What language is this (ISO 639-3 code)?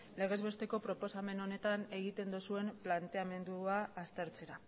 eus